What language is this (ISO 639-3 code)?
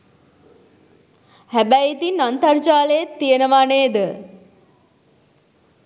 sin